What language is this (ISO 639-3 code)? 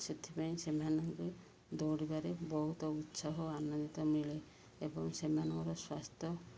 ori